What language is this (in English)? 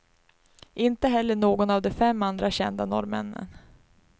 Swedish